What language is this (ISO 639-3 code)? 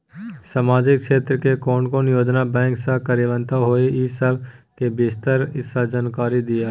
mai